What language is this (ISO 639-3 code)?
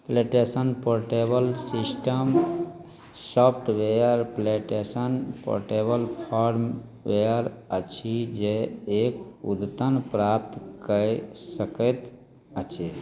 mai